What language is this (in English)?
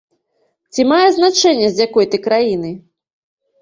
Belarusian